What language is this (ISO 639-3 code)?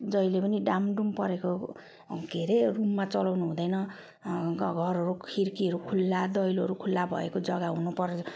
nep